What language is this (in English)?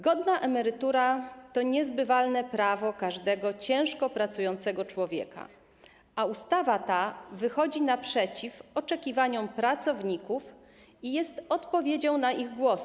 Polish